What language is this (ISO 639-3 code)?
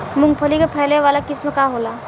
bho